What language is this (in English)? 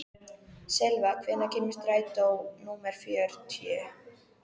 Icelandic